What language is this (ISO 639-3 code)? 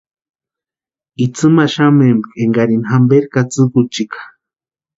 pua